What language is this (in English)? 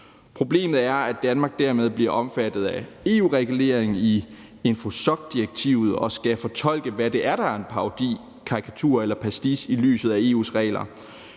Danish